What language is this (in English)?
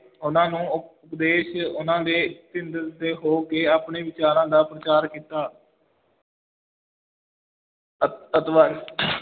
Punjabi